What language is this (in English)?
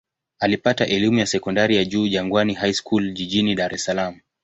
Swahili